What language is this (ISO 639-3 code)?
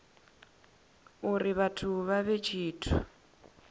ven